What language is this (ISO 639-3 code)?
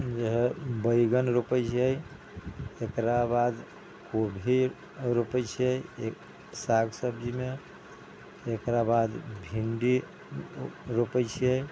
mai